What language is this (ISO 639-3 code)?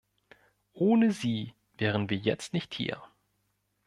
deu